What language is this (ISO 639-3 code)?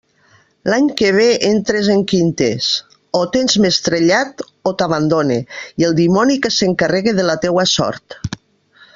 cat